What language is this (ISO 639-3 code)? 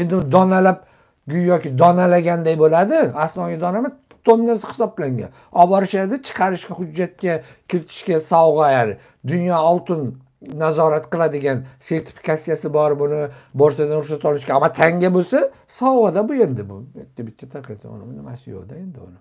tur